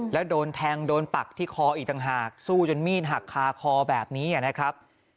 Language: Thai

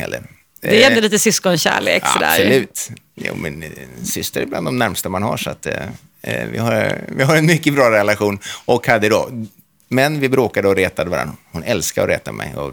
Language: Swedish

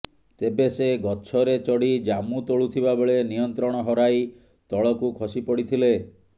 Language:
Odia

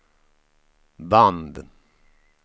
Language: Swedish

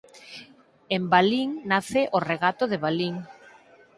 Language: Galician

